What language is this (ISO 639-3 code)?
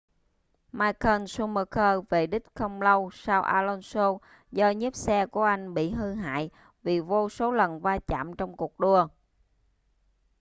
vie